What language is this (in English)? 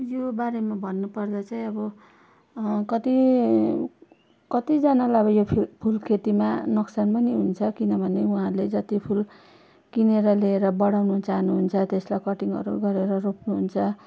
Nepali